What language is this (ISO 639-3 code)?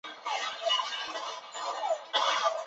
zho